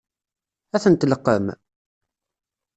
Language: Kabyle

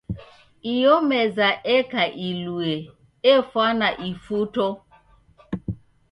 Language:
Taita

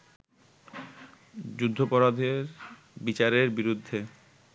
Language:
Bangla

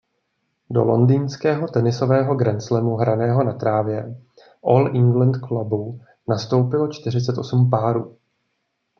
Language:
Czech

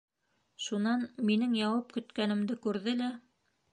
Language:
Bashkir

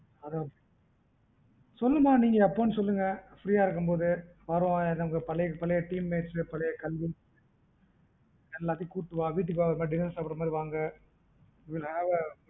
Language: Tamil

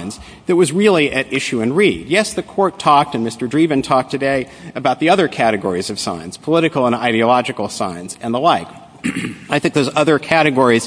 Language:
English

